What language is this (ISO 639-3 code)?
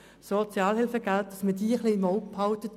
gsw